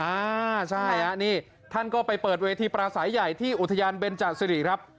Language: Thai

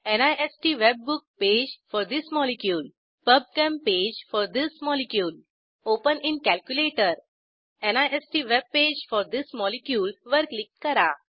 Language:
Marathi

